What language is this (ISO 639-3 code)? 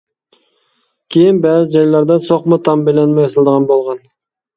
uig